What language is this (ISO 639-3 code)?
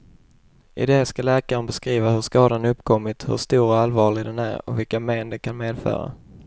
swe